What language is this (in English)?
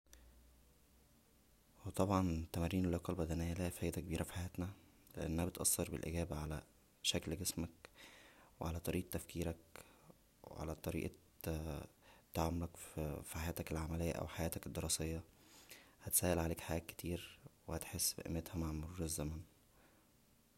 Egyptian Arabic